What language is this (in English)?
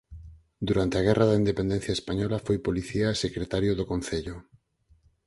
Galician